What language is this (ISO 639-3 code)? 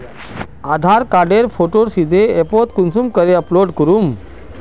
mag